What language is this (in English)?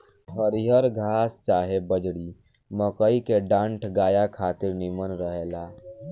Bhojpuri